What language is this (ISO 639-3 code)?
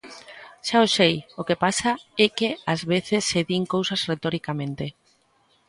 glg